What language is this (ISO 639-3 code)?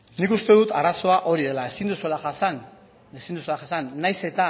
eus